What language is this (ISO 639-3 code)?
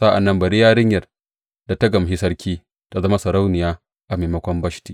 hau